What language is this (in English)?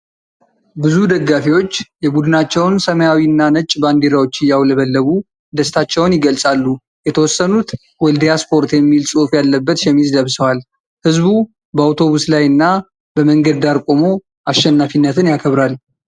Amharic